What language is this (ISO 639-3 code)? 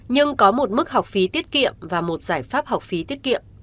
vie